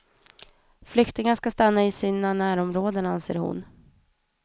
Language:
Swedish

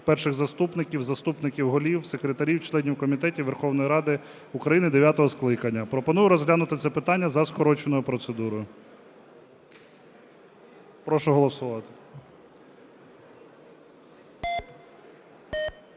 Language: Ukrainian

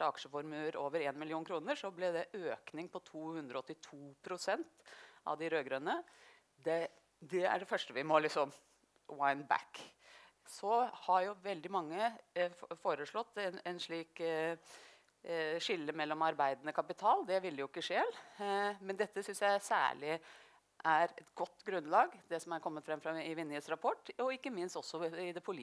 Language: Norwegian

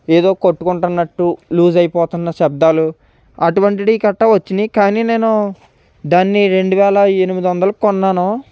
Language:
Telugu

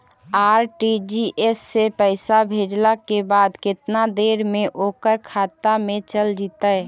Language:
Magahi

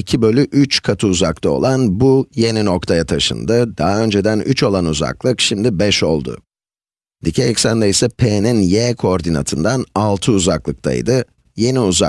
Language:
Turkish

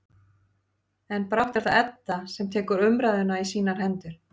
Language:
Icelandic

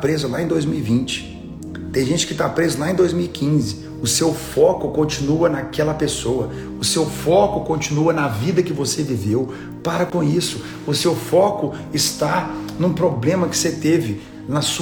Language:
Portuguese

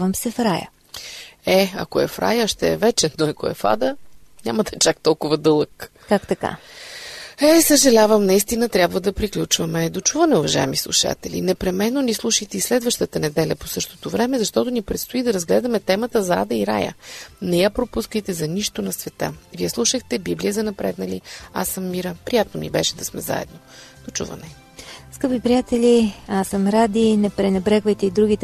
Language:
Bulgarian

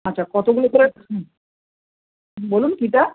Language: Bangla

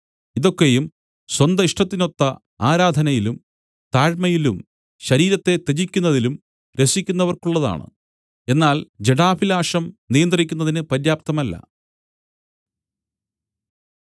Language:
Malayalam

